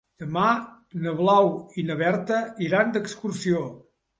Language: Catalan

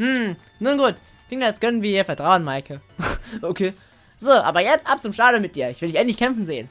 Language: German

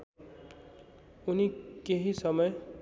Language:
Nepali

